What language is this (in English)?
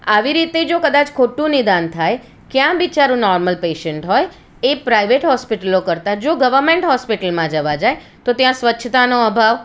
Gujarati